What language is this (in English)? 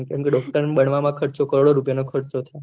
Gujarati